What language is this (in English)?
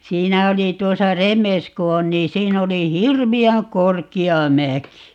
Finnish